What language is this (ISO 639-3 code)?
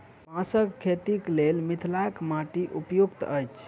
mai